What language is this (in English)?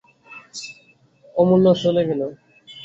Bangla